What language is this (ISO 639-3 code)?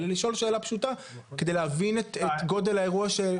heb